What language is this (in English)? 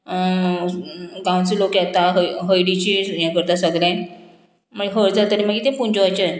Konkani